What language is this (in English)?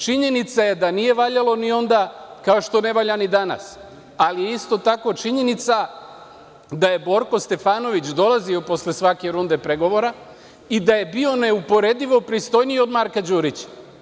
Serbian